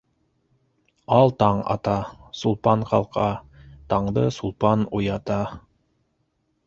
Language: Bashkir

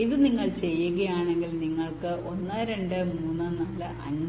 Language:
Malayalam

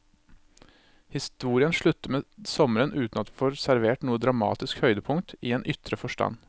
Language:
Norwegian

